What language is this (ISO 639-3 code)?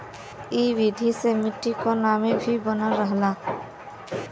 bho